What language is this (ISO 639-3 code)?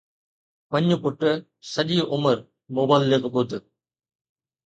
snd